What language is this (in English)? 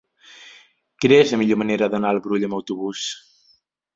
Catalan